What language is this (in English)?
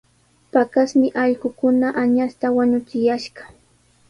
Sihuas Ancash Quechua